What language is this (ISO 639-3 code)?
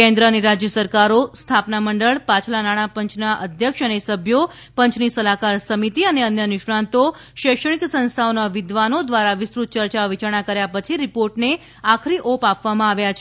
guj